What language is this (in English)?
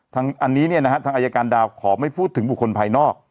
Thai